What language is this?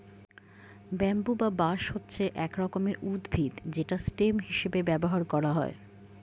Bangla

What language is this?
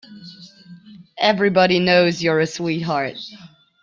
English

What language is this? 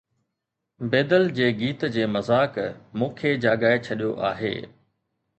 Sindhi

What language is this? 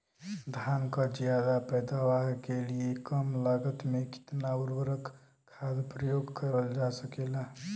Bhojpuri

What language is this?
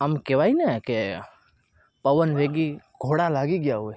Gujarati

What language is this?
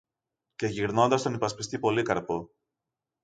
Greek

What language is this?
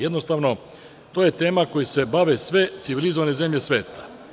Serbian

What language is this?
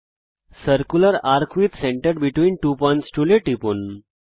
Bangla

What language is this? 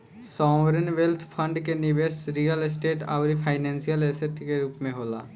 Bhojpuri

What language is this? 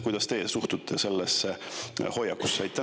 Estonian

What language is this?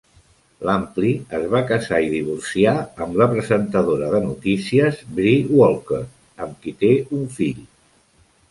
Catalan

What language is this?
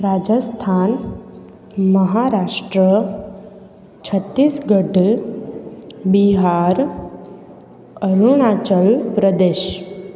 Sindhi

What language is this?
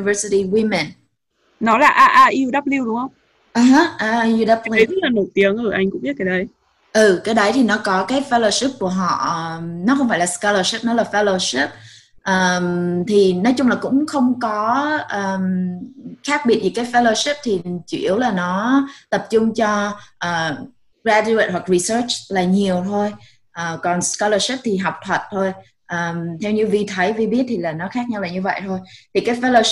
Vietnamese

